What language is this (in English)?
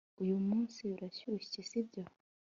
Kinyarwanda